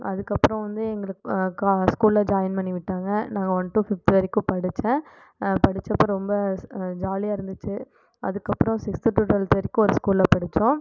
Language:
Tamil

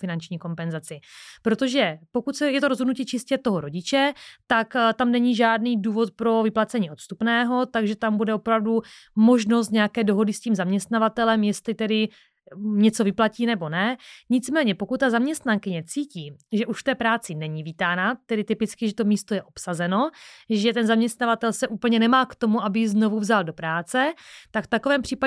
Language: Czech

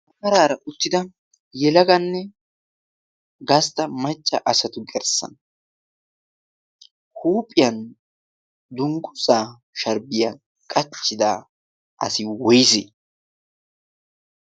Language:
Wolaytta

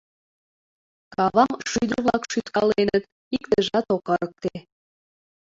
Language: Mari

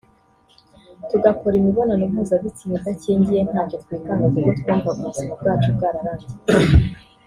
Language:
Kinyarwanda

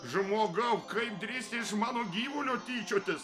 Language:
Lithuanian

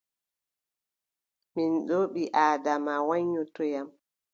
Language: Adamawa Fulfulde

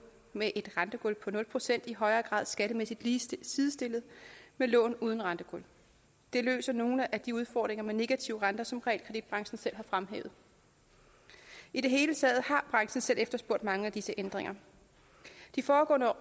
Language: Danish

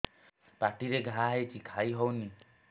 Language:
Odia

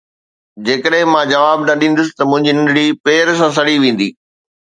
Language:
Sindhi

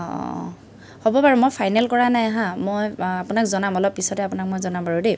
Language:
Assamese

